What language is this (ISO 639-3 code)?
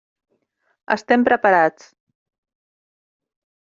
cat